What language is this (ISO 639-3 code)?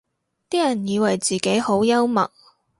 yue